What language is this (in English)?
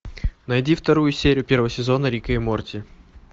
Russian